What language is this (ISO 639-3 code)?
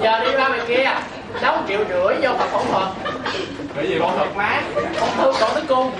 vie